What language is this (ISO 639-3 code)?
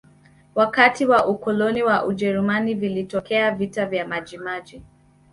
swa